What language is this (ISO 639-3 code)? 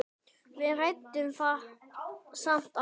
isl